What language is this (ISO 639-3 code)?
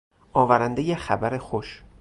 fas